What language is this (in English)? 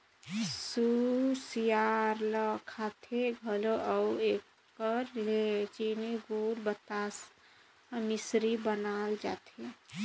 Chhattisgarhi